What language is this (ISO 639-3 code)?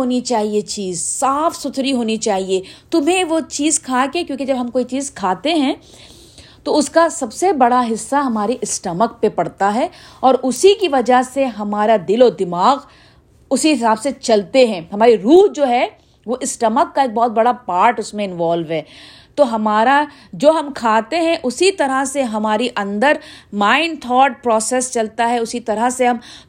urd